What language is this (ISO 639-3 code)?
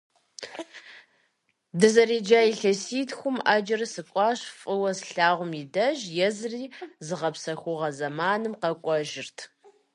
kbd